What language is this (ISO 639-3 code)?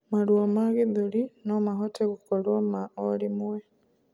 kik